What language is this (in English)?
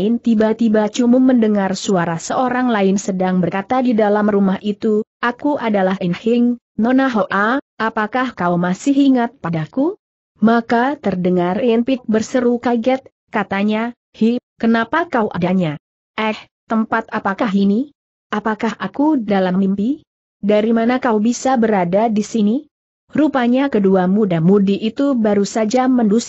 Indonesian